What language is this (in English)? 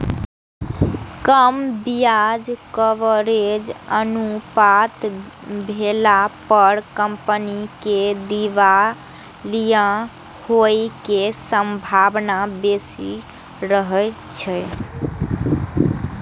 Maithili